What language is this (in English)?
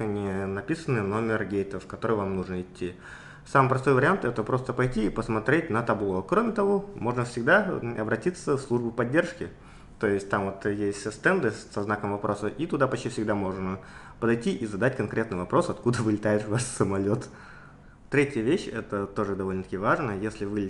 Russian